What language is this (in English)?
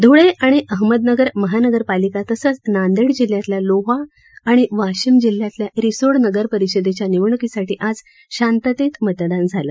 Marathi